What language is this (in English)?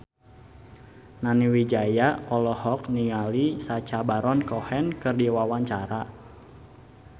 Sundanese